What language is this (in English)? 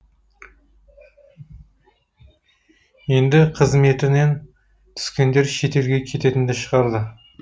Kazakh